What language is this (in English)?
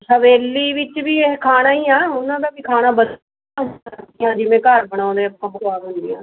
Punjabi